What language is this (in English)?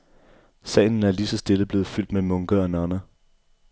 Danish